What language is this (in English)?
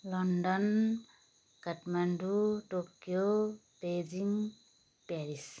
Nepali